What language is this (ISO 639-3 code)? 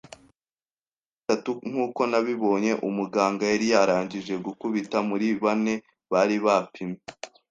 kin